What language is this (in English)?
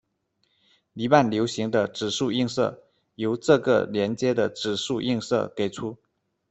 Chinese